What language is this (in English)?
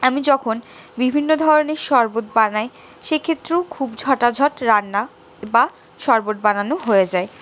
Bangla